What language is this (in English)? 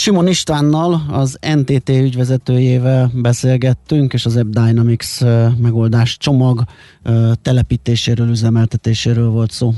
Hungarian